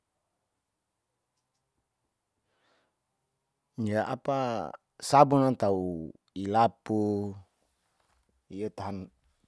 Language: Saleman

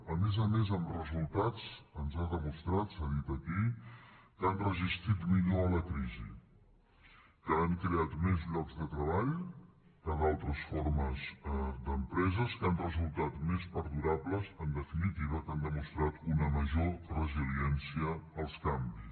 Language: Catalan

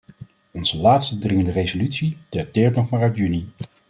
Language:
Dutch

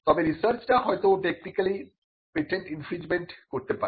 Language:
Bangla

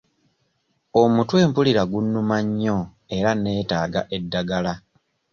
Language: Ganda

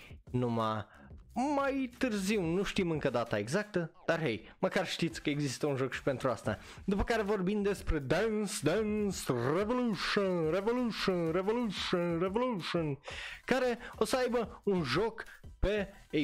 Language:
Romanian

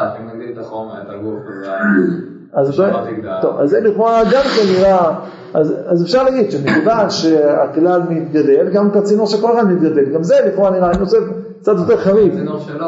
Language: Hebrew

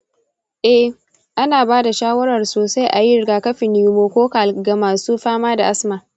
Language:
Hausa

